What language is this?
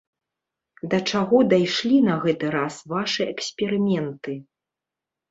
Belarusian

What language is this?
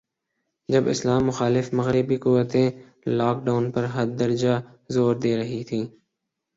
Urdu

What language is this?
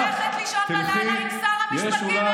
Hebrew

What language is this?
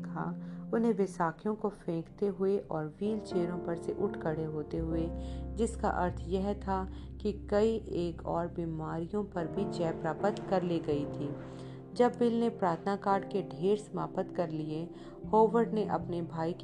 Hindi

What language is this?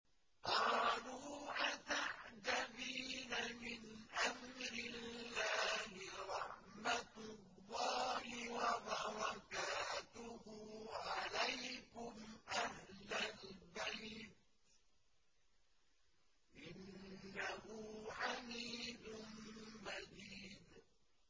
Arabic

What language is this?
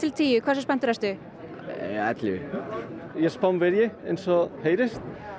Icelandic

